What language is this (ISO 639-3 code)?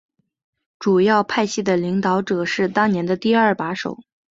zho